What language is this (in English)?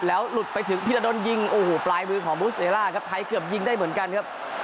Thai